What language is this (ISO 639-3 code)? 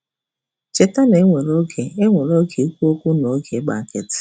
ibo